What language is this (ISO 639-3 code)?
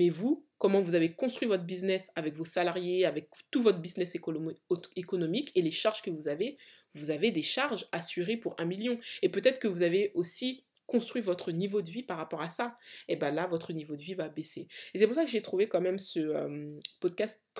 fra